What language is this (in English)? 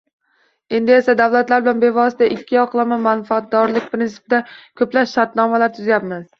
Uzbek